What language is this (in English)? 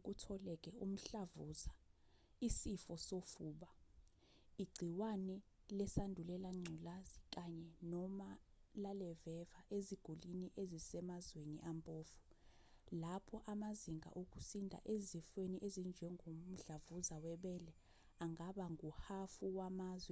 Zulu